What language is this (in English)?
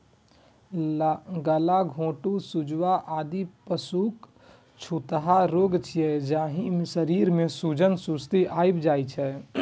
Maithili